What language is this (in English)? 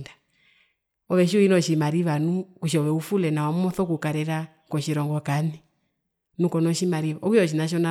Herero